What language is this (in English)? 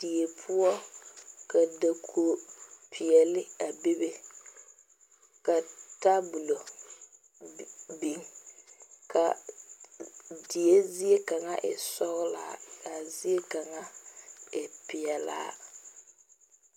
Southern Dagaare